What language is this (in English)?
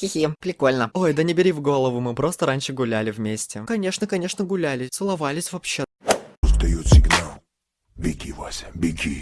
Russian